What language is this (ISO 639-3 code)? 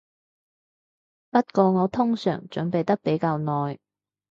yue